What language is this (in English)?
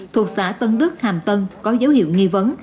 Vietnamese